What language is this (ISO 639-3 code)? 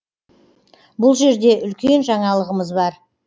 kaz